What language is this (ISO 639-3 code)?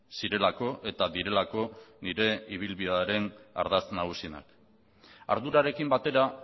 eus